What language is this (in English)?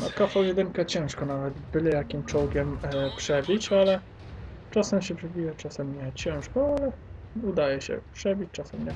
Polish